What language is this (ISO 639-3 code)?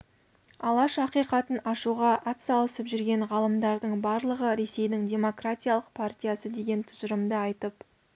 kaz